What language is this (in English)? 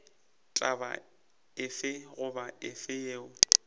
Northern Sotho